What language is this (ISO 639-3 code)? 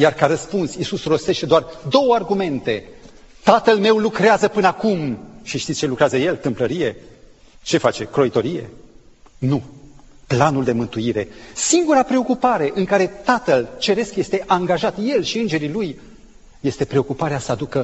ron